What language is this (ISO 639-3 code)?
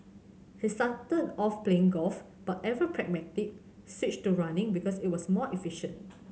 eng